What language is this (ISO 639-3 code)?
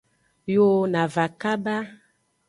ajg